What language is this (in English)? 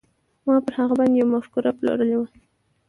Pashto